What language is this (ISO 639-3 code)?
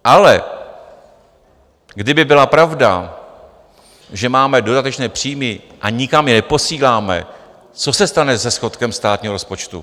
ces